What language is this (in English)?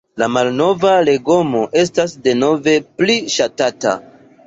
Esperanto